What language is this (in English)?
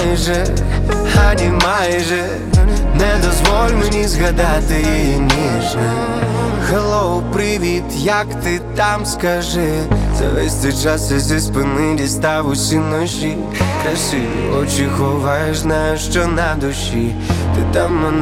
Ukrainian